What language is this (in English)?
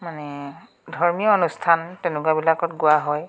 Assamese